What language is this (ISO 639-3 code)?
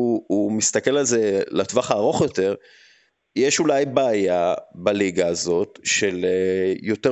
heb